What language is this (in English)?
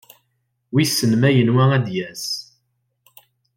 Kabyle